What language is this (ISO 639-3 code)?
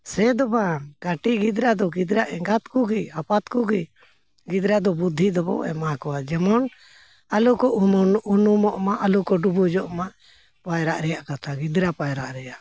sat